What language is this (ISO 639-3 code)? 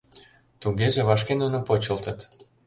chm